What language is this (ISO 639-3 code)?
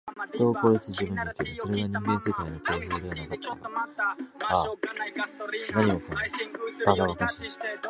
jpn